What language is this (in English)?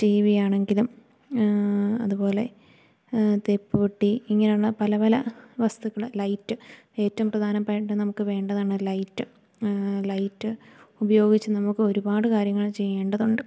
Malayalam